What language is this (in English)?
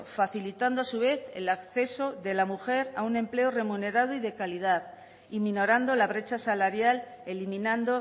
Spanish